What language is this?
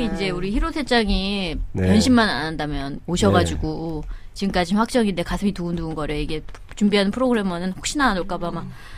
Korean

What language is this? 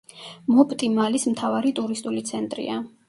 Georgian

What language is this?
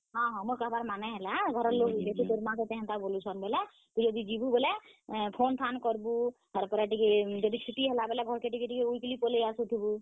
Odia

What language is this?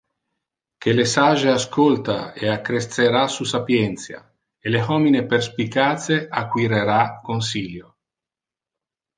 Interlingua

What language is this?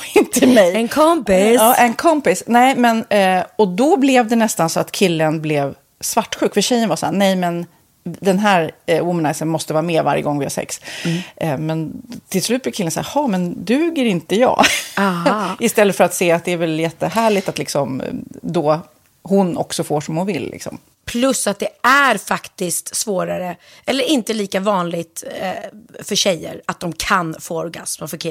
Swedish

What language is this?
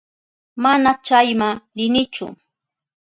Southern Pastaza Quechua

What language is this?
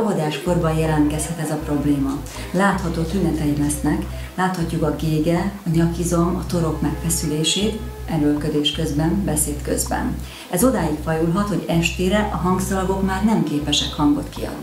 Hungarian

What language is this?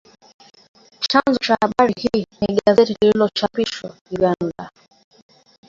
Swahili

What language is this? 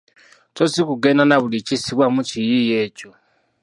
Ganda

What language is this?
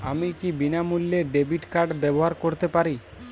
Bangla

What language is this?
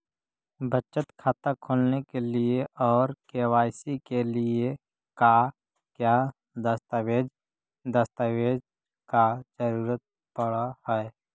Magahi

